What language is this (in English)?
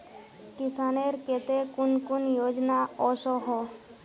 Magahi